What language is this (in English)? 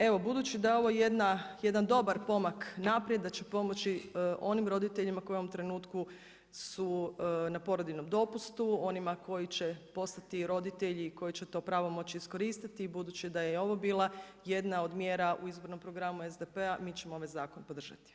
Croatian